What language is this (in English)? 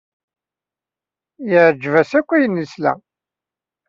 Kabyle